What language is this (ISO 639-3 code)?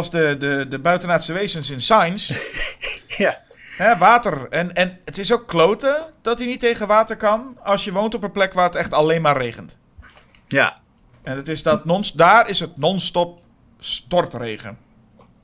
nld